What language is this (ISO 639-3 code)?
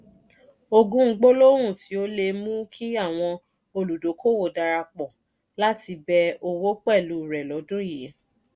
yor